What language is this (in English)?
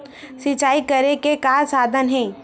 Chhattisgarhi